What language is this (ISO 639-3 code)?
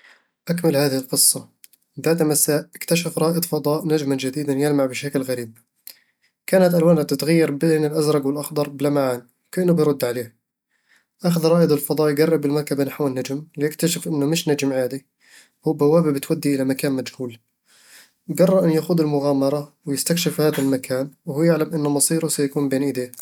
avl